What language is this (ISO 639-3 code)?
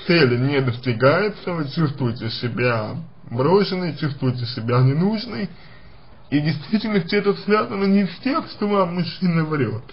rus